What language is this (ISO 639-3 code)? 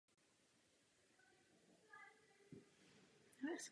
ces